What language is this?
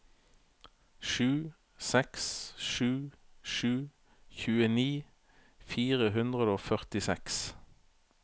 Norwegian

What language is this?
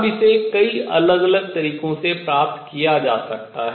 Hindi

